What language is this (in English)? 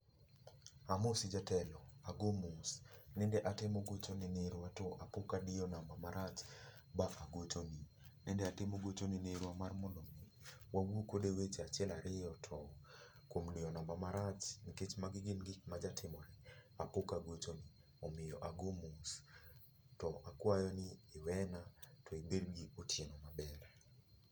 Luo (Kenya and Tanzania)